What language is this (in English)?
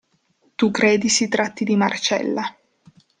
Italian